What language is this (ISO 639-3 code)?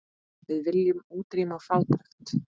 isl